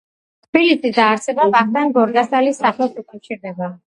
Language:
Georgian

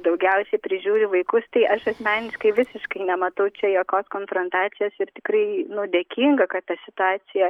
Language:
Lithuanian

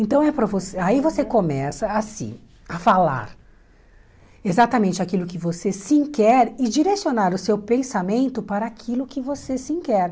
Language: Portuguese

